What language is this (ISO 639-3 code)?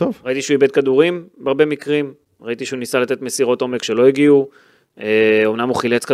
heb